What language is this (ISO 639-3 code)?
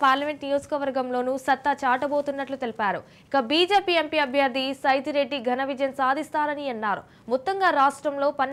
kor